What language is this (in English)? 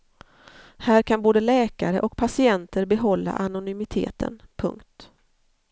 Swedish